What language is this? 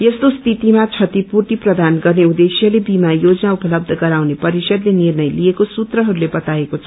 Nepali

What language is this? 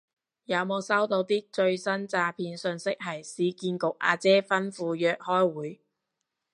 Cantonese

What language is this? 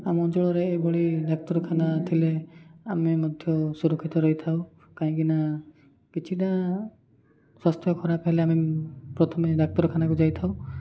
Odia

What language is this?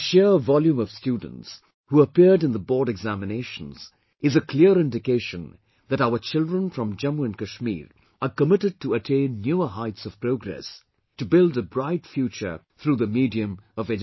English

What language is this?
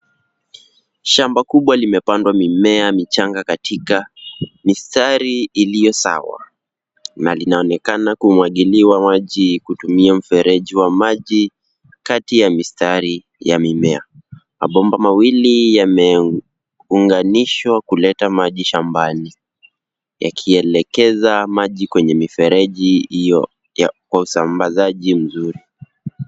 Swahili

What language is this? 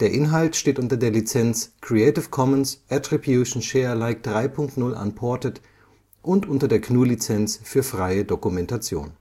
German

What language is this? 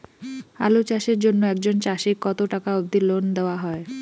Bangla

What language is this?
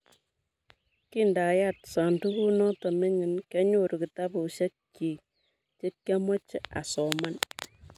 Kalenjin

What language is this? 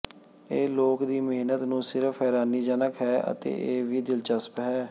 Punjabi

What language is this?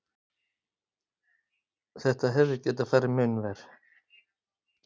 Icelandic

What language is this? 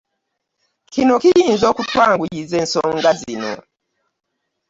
Ganda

